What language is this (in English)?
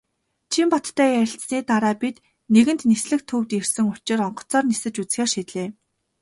Mongolian